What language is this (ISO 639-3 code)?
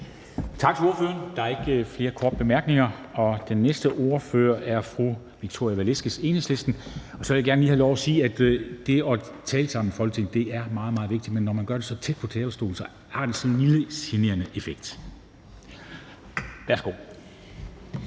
dan